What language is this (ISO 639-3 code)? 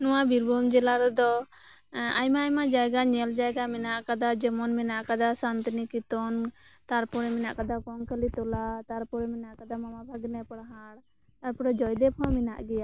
sat